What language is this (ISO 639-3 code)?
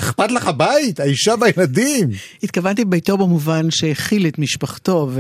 heb